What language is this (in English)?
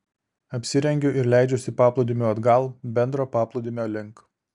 Lithuanian